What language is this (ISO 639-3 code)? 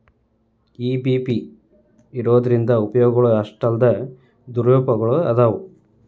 kan